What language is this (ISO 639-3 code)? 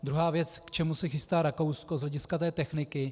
ces